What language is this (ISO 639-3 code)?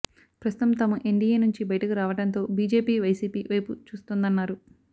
tel